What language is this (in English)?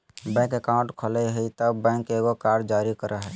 Magahi